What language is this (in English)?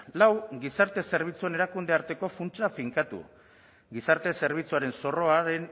Basque